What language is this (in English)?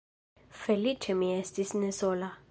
Esperanto